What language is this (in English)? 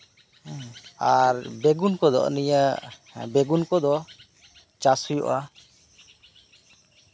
Santali